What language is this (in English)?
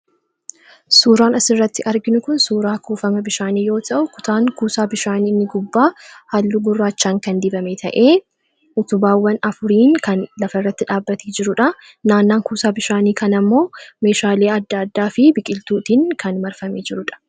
Oromo